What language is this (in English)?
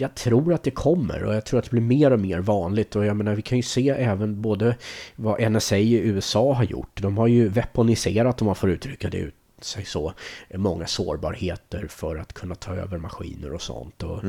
Swedish